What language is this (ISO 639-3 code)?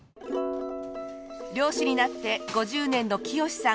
jpn